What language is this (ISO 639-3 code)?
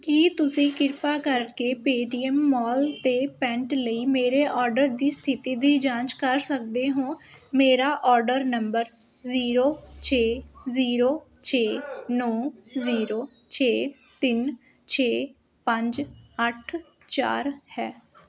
pan